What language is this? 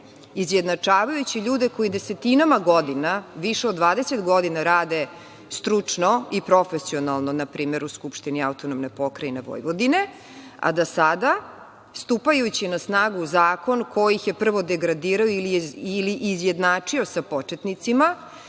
Serbian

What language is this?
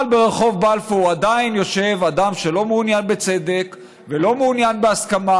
Hebrew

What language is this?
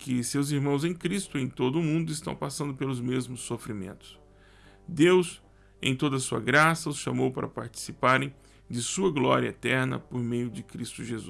Portuguese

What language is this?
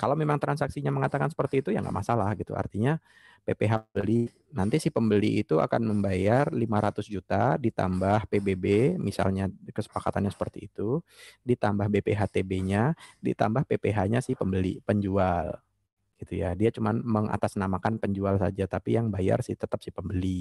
Indonesian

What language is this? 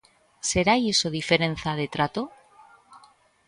Galician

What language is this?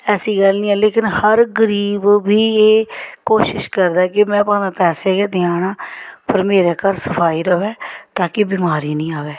Dogri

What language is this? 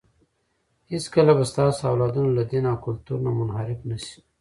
Pashto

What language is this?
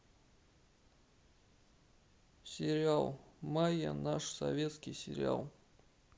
Russian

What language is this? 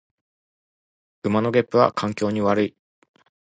Japanese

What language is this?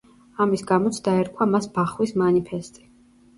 Georgian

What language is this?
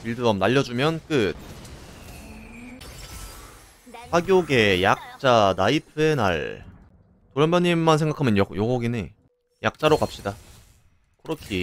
Korean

